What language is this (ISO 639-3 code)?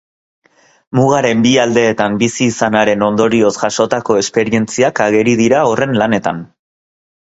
eus